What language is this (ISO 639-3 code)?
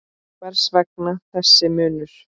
isl